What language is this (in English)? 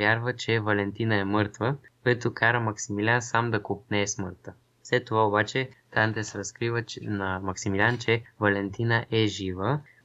Bulgarian